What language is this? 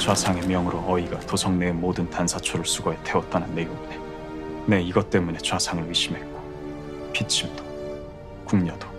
Korean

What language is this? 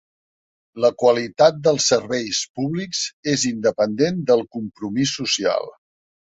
Catalan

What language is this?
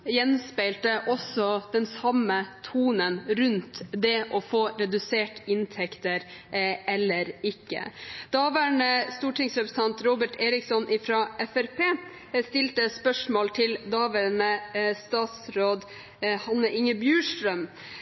Norwegian Bokmål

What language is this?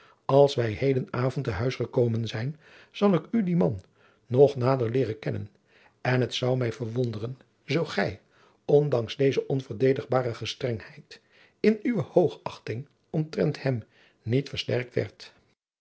Dutch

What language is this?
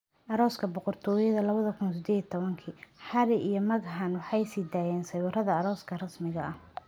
Somali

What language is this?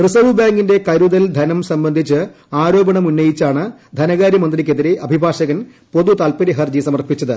Malayalam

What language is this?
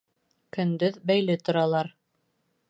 Bashkir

